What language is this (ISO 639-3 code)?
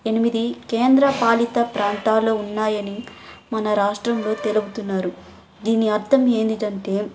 tel